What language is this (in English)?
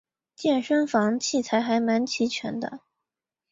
Chinese